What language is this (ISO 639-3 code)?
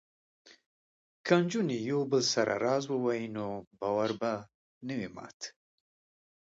pus